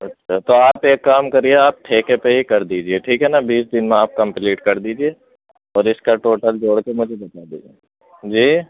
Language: Urdu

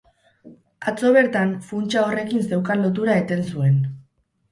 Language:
Basque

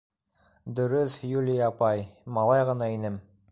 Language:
Bashkir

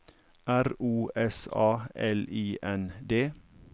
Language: Norwegian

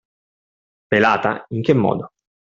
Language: Italian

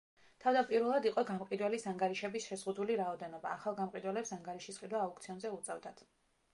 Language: Georgian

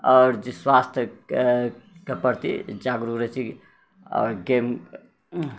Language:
Maithili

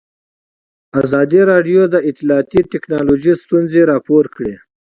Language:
Pashto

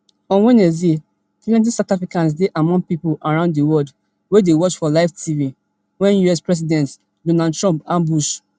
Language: Nigerian Pidgin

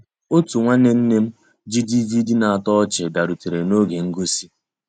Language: Igbo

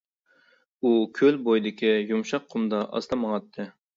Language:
Uyghur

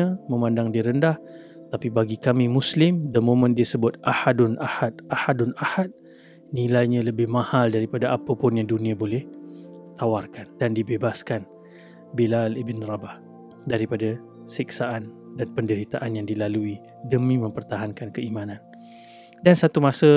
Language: Malay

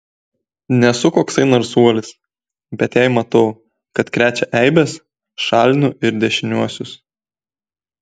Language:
Lithuanian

